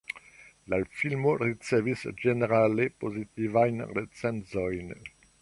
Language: Esperanto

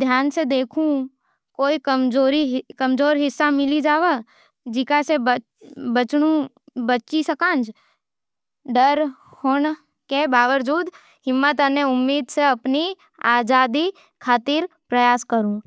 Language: Nimadi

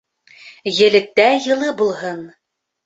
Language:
Bashkir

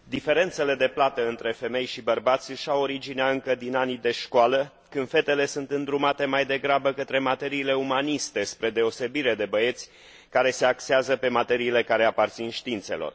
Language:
Romanian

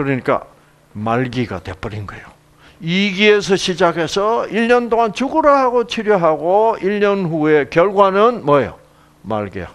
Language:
Korean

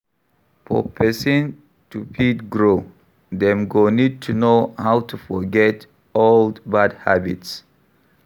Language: Nigerian Pidgin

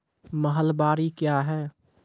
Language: Maithili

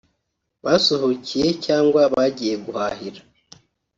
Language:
Kinyarwanda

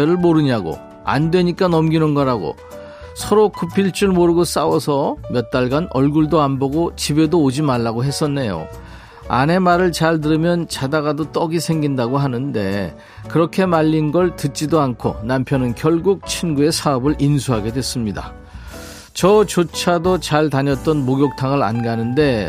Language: Korean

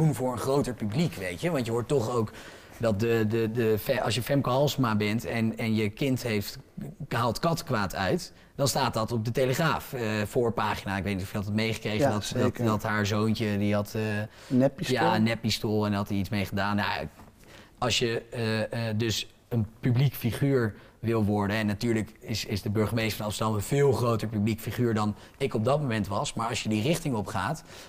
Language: Dutch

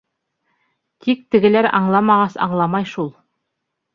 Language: Bashkir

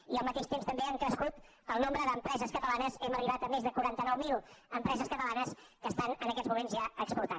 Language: Catalan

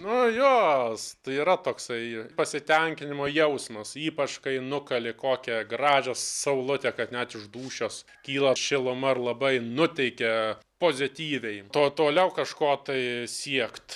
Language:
Lithuanian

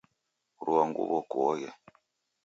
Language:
Taita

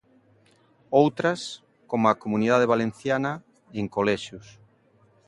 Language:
Galician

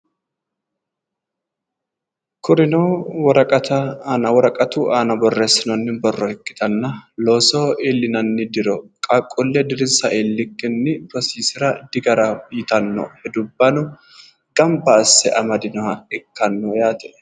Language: Sidamo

